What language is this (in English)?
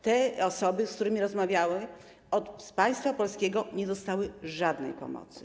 Polish